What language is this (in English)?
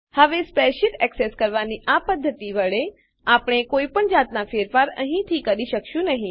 Gujarati